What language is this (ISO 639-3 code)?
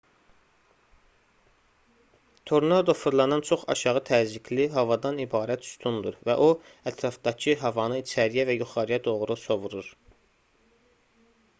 aze